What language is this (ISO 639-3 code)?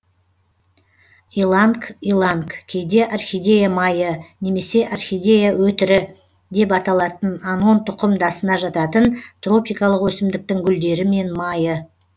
kaz